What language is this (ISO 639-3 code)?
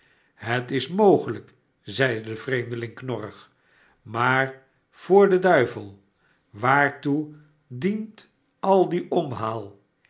nld